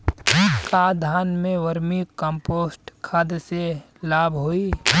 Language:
Bhojpuri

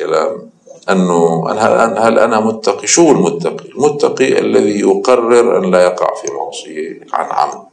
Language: Arabic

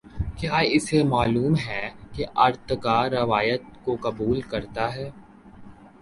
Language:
Urdu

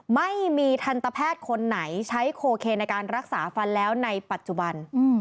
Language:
Thai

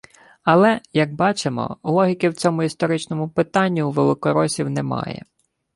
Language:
Ukrainian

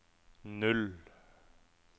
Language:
Norwegian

